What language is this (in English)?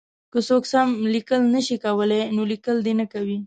Pashto